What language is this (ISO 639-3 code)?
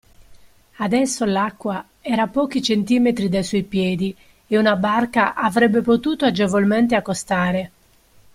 ita